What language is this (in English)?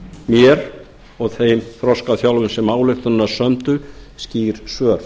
Icelandic